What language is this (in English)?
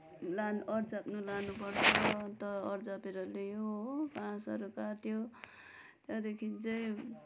Nepali